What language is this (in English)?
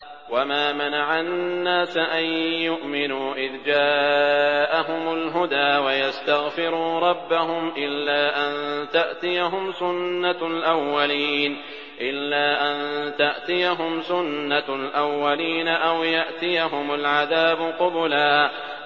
Arabic